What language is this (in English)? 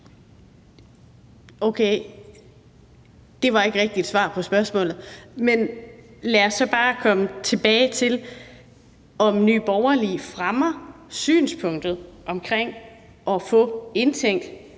Danish